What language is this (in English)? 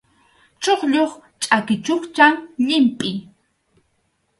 Arequipa-La Unión Quechua